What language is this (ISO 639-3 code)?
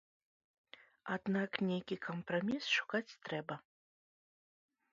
bel